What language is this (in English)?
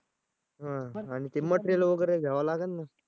Marathi